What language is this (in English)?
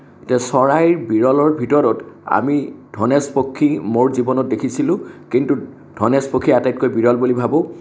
Assamese